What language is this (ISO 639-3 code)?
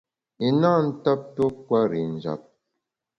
bax